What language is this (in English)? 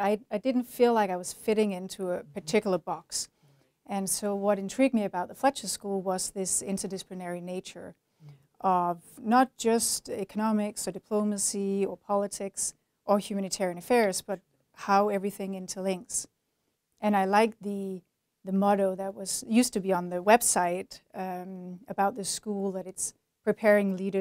English